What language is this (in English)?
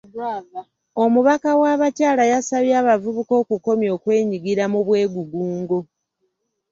Ganda